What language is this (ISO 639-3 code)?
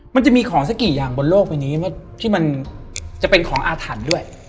tha